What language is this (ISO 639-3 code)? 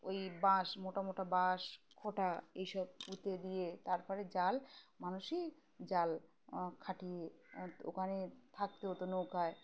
ben